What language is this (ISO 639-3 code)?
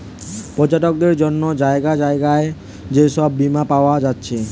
ben